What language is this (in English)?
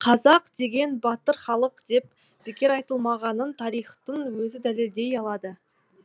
Kazakh